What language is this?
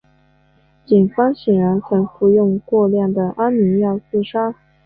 Chinese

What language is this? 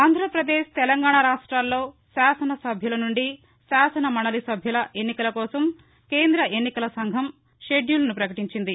Telugu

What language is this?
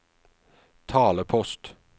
Norwegian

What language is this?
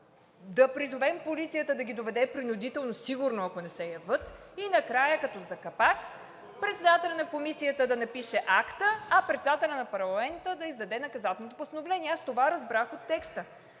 Bulgarian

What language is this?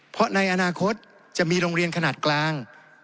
Thai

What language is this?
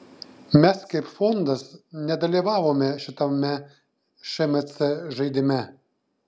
Lithuanian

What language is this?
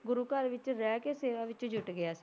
Punjabi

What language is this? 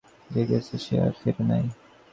Bangla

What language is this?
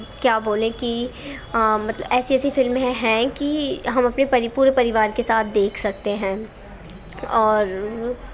Urdu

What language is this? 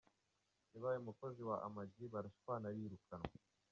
Kinyarwanda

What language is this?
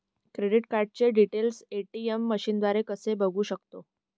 Marathi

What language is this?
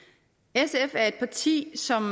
Danish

